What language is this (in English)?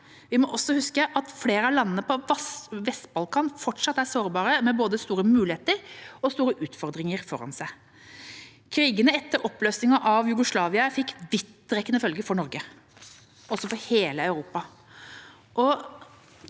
Norwegian